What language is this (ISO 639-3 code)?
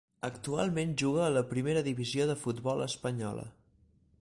cat